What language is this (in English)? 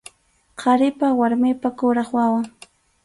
Arequipa-La Unión Quechua